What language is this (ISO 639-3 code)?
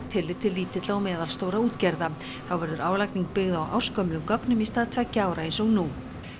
isl